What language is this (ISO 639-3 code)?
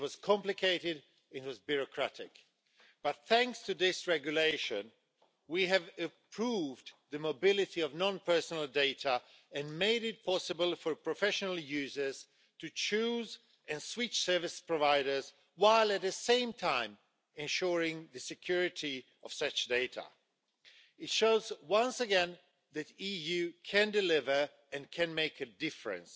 eng